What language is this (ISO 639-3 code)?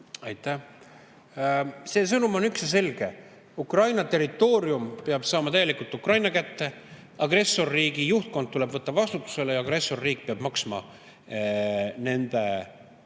est